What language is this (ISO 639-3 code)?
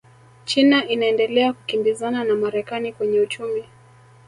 swa